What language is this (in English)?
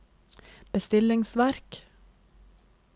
Norwegian